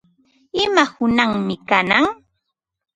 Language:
Ambo-Pasco Quechua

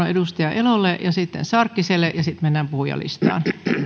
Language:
Finnish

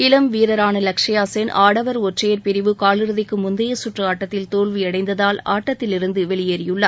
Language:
Tamil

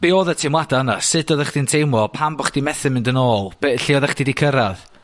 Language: Welsh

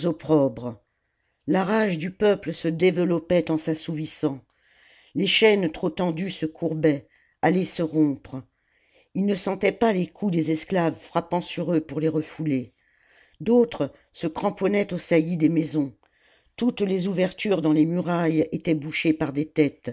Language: French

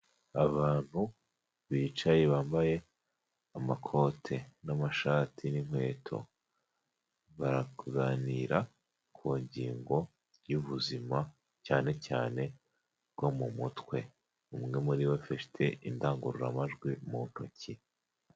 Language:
Kinyarwanda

